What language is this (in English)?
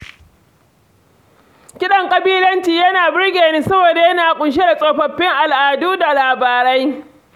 Hausa